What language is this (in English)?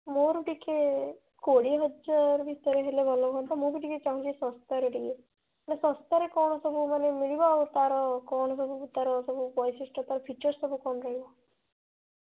Odia